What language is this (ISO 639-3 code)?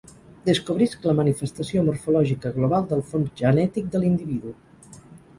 cat